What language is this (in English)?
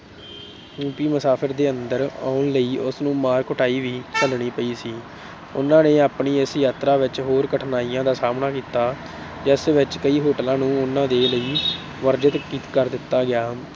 Punjabi